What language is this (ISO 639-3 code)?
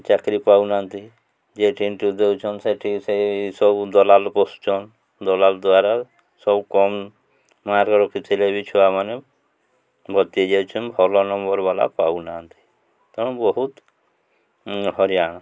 ori